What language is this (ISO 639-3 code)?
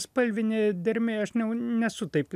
lit